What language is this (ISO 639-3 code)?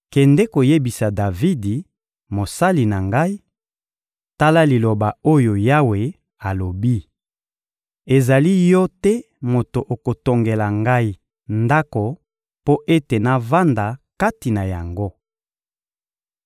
lin